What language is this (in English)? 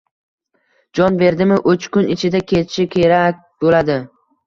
Uzbek